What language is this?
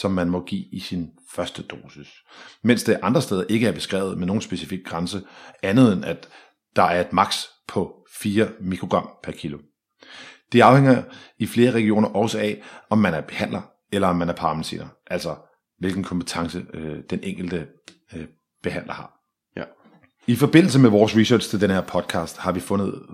Danish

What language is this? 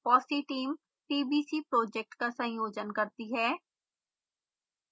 Hindi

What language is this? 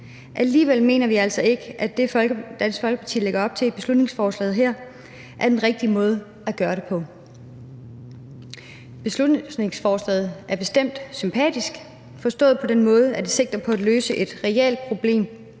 Danish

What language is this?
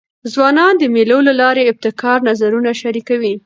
Pashto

